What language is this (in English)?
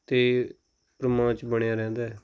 Punjabi